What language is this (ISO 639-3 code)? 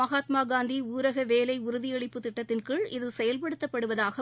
tam